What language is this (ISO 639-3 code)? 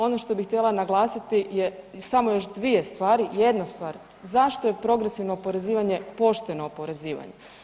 hrv